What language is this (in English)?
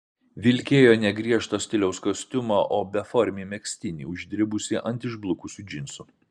Lithuanian